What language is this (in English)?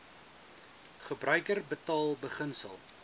Afrikaans